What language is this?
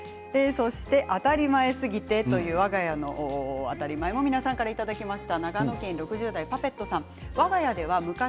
Japanese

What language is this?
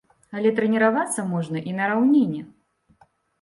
Belarusian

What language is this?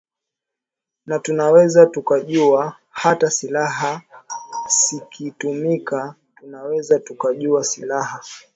Swahili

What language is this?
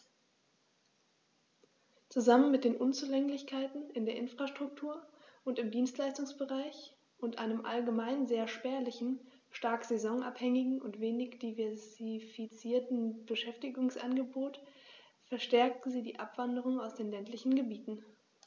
German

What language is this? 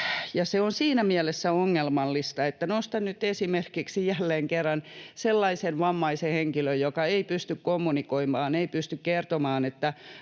Finnish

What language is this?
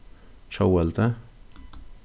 Faroese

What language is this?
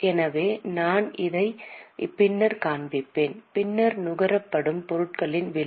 Tamil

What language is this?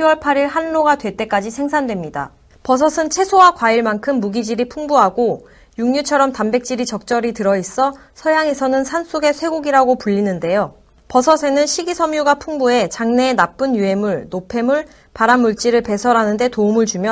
Korean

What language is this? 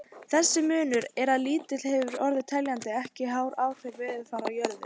Icelandic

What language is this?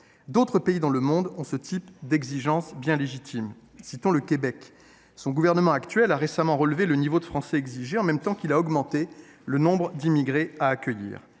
French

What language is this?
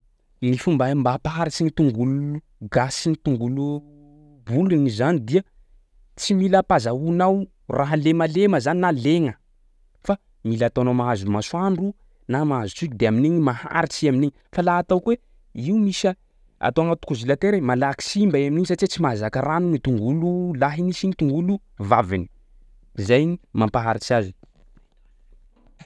Sakalava Malagasy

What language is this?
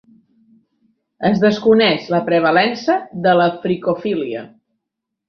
Catalan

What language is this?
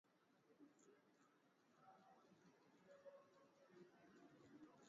Swahili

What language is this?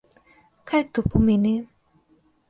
Slovenian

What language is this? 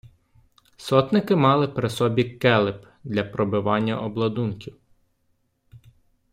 Ukrainian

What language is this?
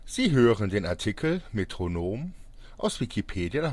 German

